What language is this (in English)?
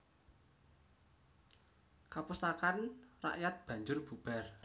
Javanese